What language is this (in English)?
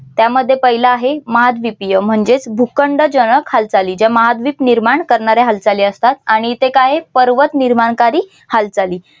Marathi